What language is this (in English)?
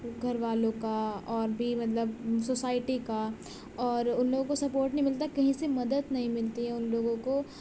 Urdu